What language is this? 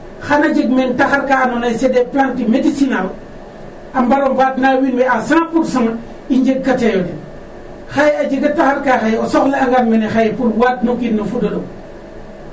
Serer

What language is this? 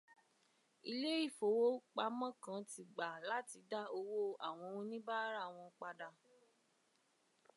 Yoruba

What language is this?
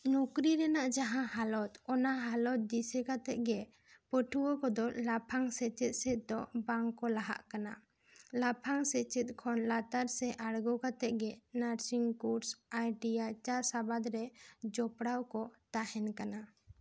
Santali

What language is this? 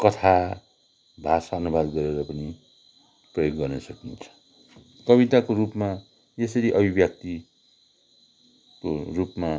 Nepali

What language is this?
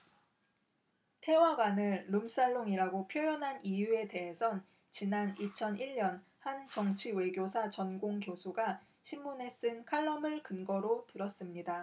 Korean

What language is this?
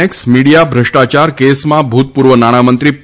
Gujarati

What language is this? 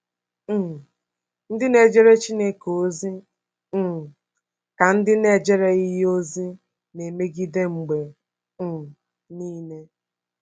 Igbo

